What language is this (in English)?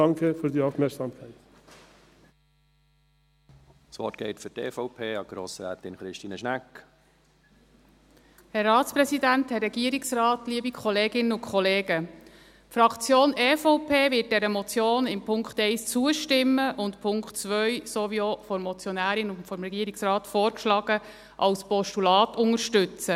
Swiss German